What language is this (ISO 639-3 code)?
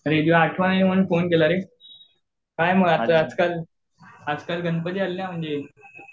mar